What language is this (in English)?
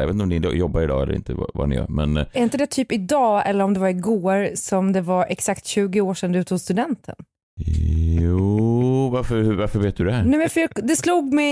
Swedish